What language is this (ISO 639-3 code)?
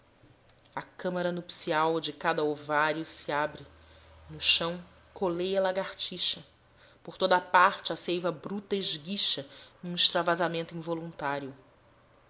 por